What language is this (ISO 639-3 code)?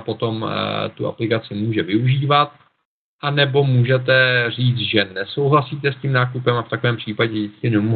ces